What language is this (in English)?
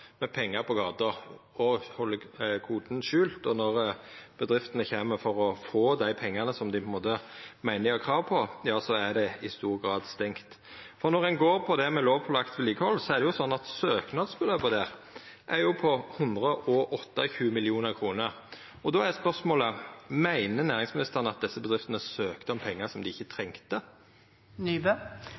Norwegian Nynorsk